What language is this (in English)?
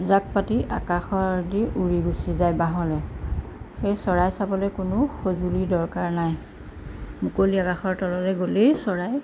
Assamese